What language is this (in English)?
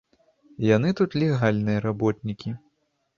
Belarusian